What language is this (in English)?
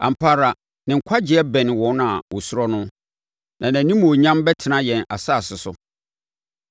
Akan